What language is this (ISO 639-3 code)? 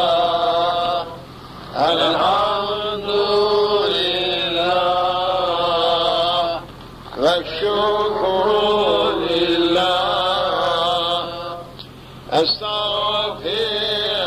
tur